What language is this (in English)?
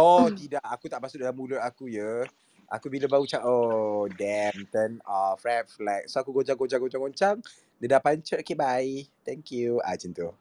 Malay